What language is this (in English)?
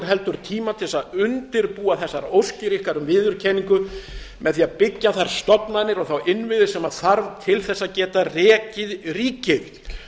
Icelandic